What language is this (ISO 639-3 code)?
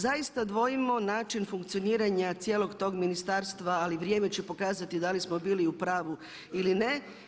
hrv